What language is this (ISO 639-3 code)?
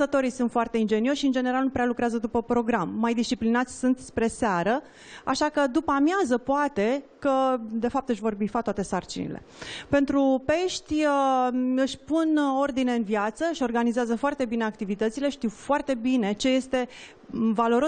ron